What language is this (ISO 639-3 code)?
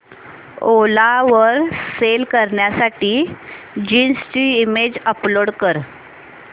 mar